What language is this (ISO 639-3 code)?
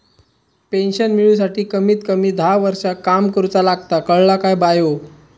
mar